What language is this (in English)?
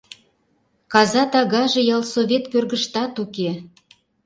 Mari